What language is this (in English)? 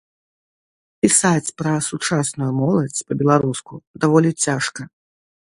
Belarusian